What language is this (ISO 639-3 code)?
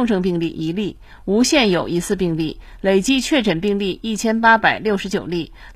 zho